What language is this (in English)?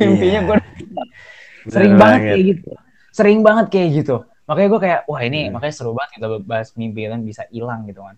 Indonesian